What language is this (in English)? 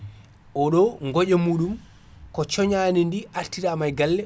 Fula